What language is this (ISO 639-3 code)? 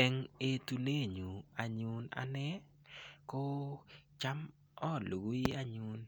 kln